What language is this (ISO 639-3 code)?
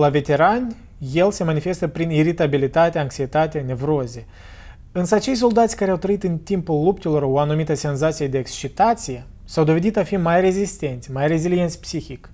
ron